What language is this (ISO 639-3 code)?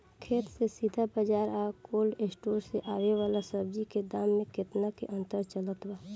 bho